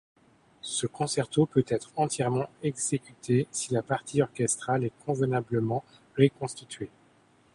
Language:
French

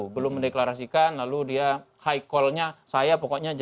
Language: Indonesian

